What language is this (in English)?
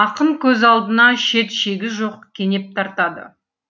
Kazakh